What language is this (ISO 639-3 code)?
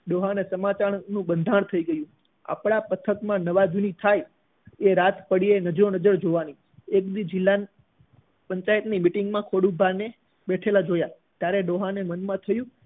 guj